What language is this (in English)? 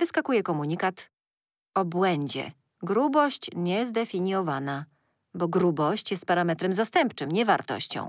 Polish